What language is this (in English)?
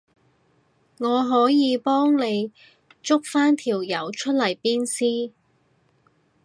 Cantonese